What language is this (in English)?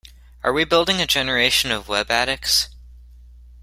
English